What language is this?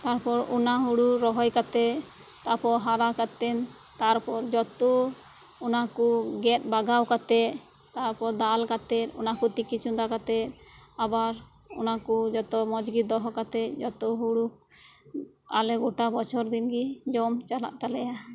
Santali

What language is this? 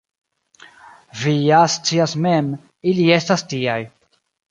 Esperanto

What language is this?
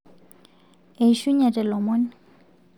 Masai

